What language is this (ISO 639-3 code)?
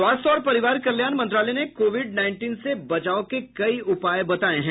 hin